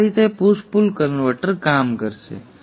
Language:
Gujarati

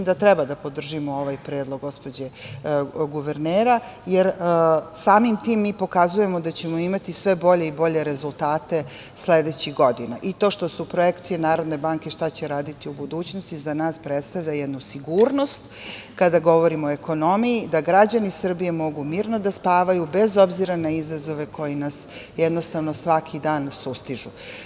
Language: Serbian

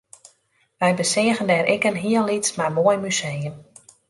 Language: Western Frisian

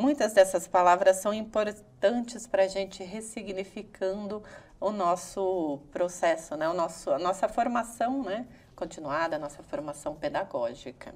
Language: Portuguese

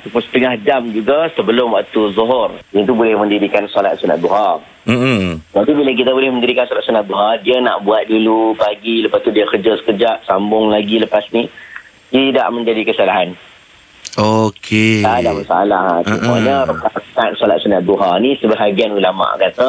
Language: Malay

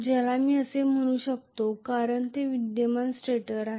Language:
Marathi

